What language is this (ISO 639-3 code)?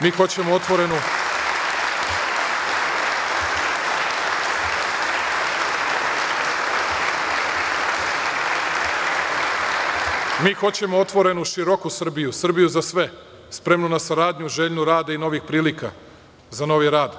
srp